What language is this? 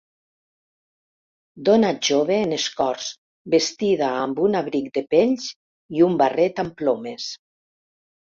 Catalan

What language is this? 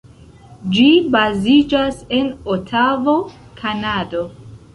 Esperanto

